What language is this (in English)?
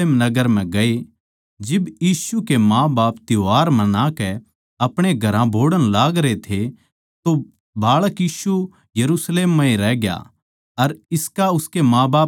Haryanvi